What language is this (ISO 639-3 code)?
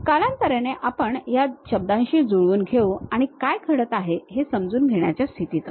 mar